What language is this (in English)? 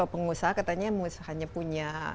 Indonesian